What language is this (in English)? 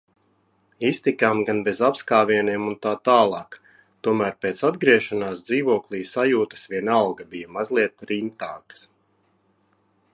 Latvian